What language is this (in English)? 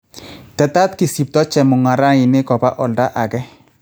Kalenjin